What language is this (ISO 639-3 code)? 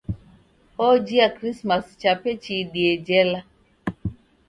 dav